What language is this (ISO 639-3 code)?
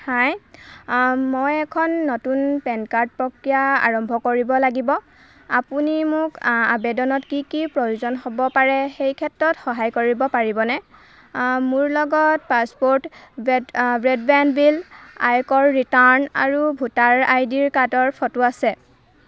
asm